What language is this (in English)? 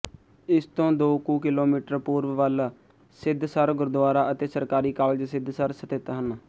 Punjabi